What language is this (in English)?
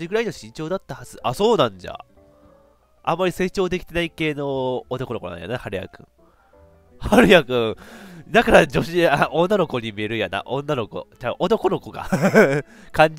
Japanese